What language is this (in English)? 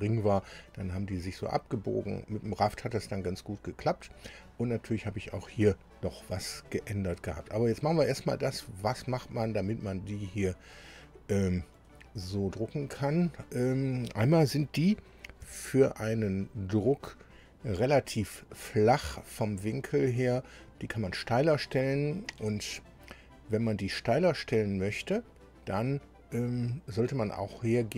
German